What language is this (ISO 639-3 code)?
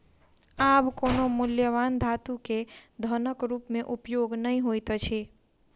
mai